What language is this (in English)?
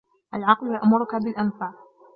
Arabic